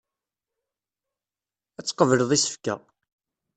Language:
Kabyle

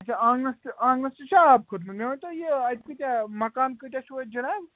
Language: Kashmiri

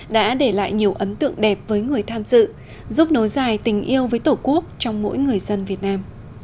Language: Vietnamese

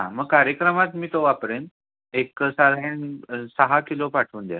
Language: Marathi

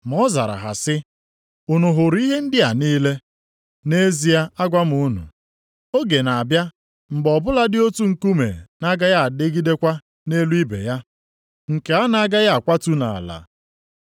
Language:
Igbo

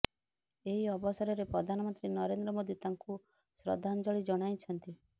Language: Odia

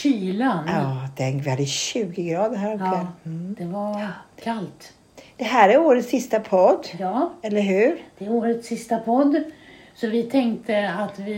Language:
Swedish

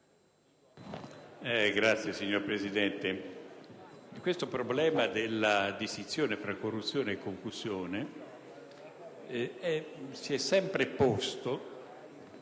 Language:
Italian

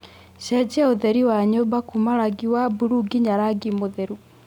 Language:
Kikuyu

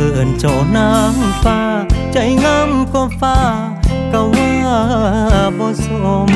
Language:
Thai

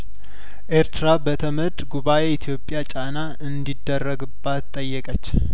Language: Amharic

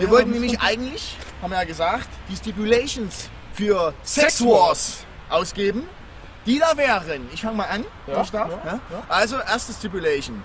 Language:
German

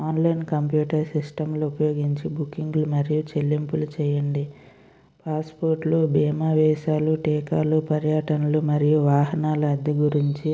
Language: Telugu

